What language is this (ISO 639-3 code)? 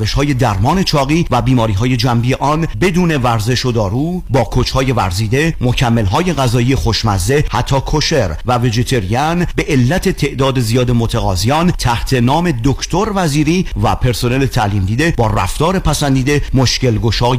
fas